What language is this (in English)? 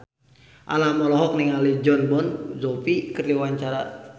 Sundanese